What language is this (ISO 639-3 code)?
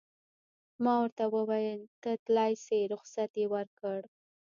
pus